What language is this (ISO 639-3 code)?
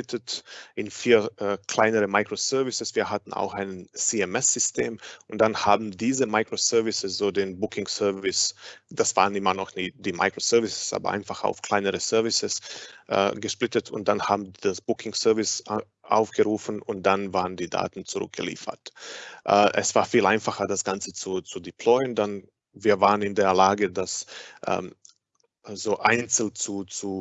deu